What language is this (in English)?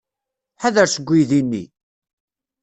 Kabyle